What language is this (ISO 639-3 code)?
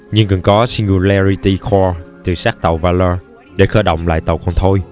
vie